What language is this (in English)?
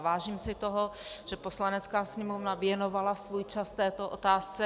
Czech